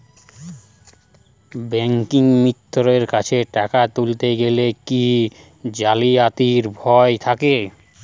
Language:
Bangla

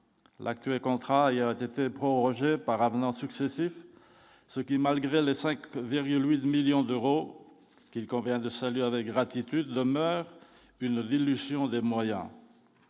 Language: French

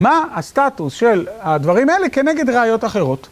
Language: Hebrew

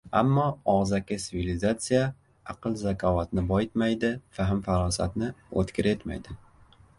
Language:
Uzbek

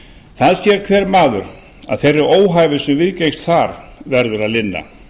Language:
Icelandic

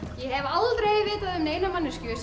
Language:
Icelandic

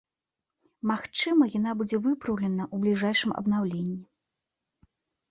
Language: Belarusian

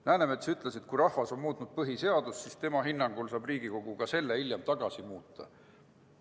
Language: Estonian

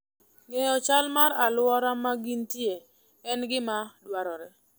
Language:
Luo (Kenya and Tanzania)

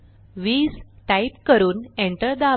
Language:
Marathi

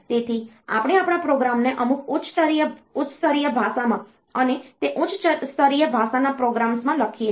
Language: Gujarati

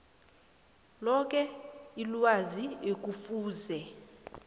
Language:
South Ndebele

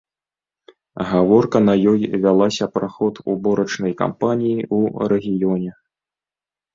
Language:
Belarusian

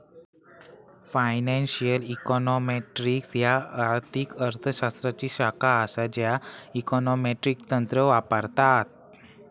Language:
Marathi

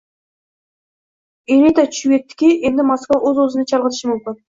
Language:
Uzbek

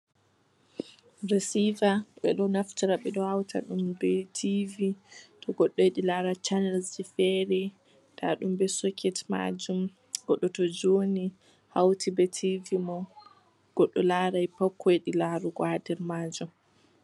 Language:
Fula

